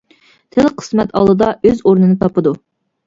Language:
Uyghur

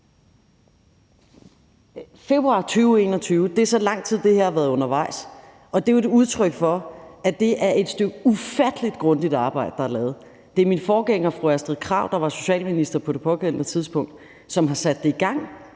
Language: Danish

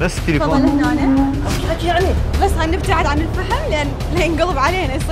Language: Arabic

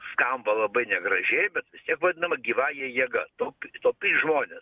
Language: Lithuanian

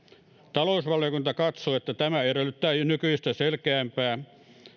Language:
Finnish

